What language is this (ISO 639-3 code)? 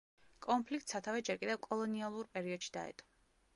kat